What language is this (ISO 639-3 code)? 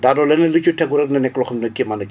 wol